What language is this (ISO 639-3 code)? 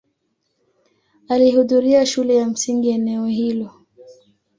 swa